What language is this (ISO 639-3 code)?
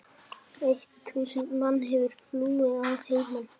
isl